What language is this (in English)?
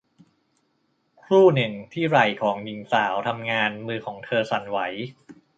Thai